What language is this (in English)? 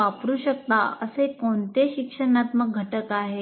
Marathi